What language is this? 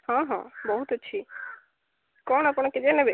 Odia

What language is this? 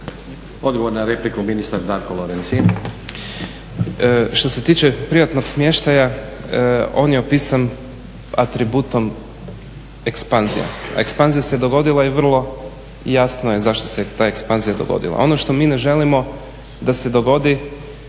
Croatian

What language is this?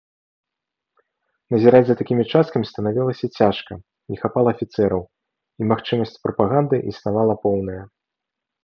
Belarusian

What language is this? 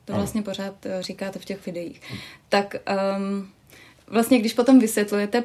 Czech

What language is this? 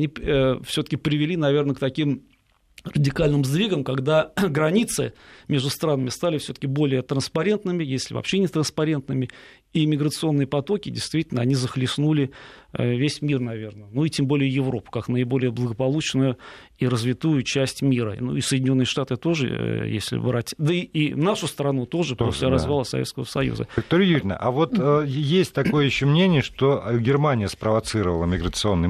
Russian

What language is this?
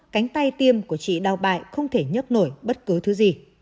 Vietnamese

